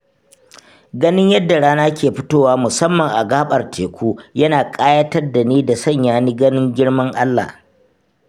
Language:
Hausa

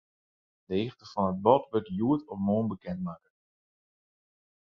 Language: Western Frisian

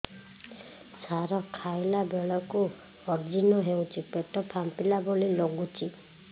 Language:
Odia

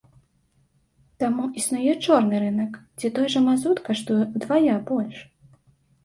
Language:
Belarusian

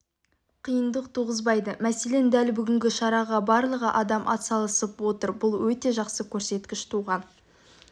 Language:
Kazakh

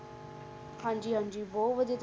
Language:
Punjabi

